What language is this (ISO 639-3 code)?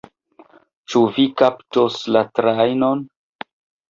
epo